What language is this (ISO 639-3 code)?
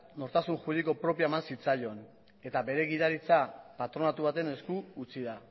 eus